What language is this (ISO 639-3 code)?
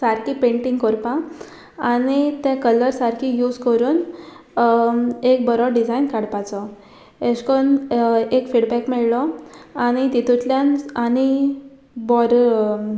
kok